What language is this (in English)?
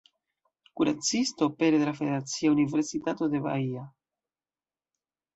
Esperanto